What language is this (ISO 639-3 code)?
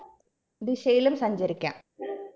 mal